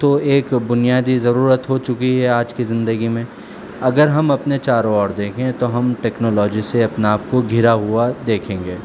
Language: Urdu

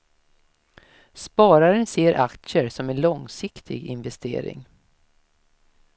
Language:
Swedish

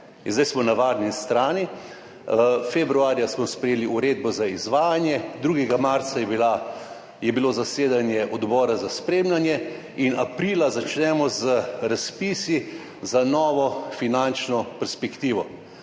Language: Slovenian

